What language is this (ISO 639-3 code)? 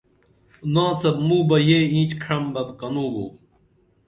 dml